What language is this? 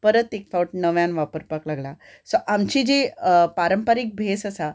Konkani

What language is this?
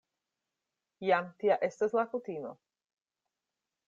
Esperanto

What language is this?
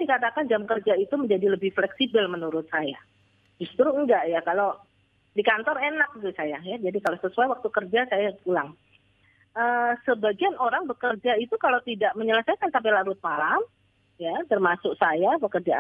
Indonesian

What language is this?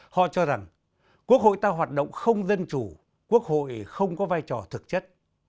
Vietnamese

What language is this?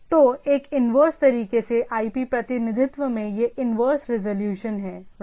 Hindi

